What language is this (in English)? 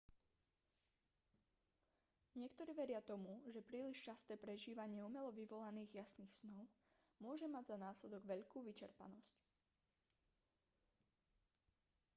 Slovak